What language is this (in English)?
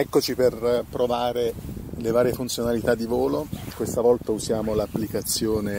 Italian